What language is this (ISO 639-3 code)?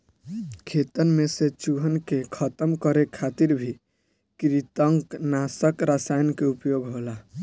bho